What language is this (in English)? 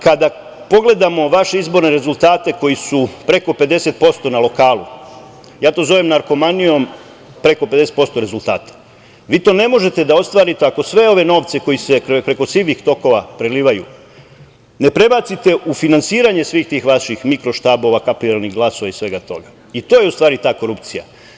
Serbian